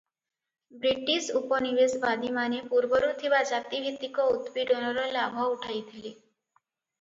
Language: Odia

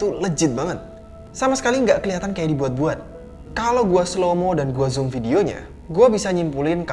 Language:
Indonesian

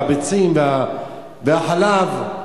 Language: Hebrew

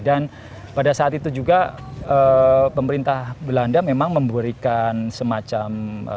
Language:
Indonesian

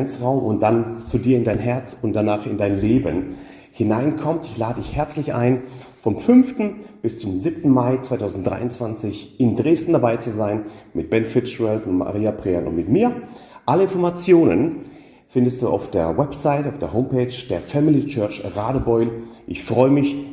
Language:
German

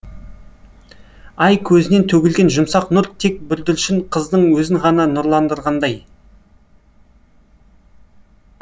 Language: Kazakh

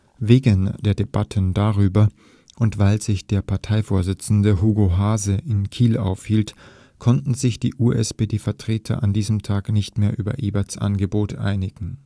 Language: German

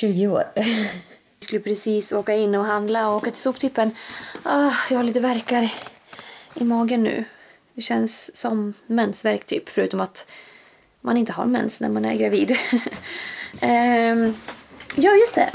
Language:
Swedish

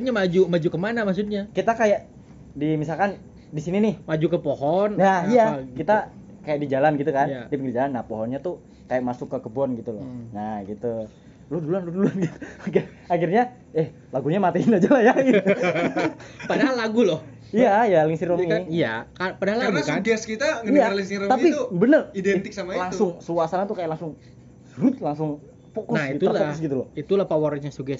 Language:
Indonesian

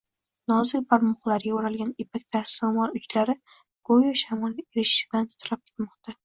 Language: Uzbek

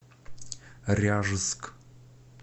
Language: Russian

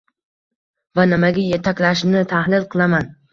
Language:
Uzbek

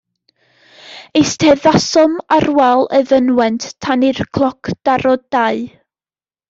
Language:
Welsh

